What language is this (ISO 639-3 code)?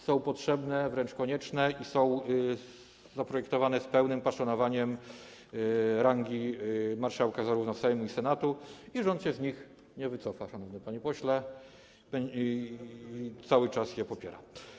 pol